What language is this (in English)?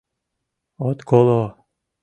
Mari